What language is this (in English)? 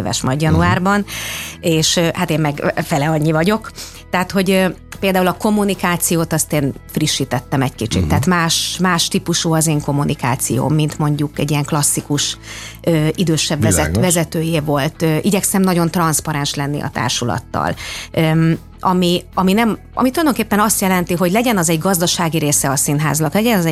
Hungarian